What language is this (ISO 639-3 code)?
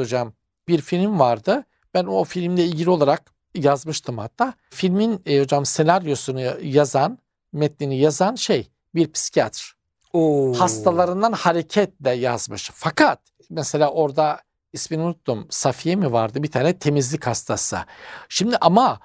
tur